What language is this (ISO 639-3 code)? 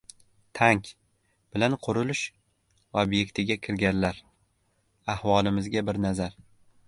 uzb